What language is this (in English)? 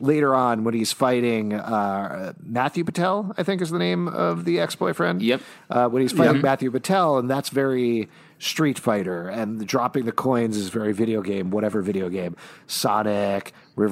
English